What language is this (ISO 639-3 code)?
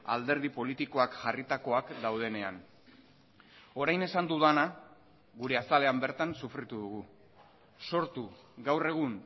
eus